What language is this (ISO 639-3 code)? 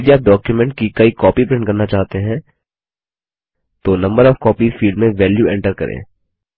hin